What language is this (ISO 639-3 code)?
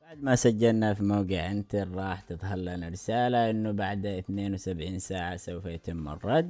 ara